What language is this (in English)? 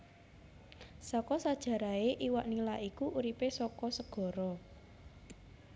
Javanese